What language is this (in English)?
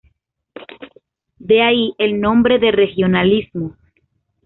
Spanish